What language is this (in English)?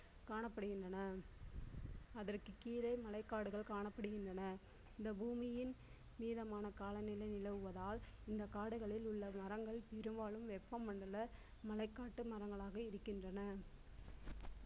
Tamil